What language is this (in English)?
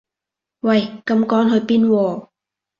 Cantonese